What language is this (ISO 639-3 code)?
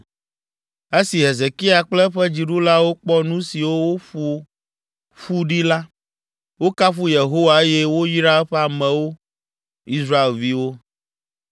ewe